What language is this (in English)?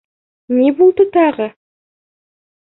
Bashkir